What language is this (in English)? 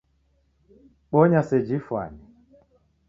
Taita